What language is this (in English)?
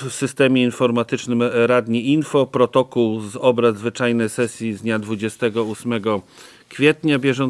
Polish